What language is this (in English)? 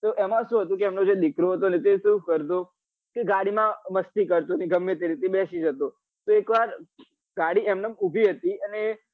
Gujarati